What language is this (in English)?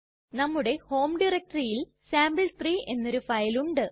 Malayalam